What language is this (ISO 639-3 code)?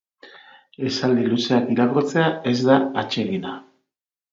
eus